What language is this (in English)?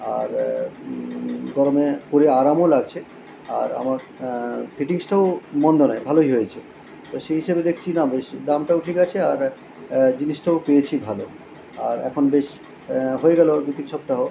Bangla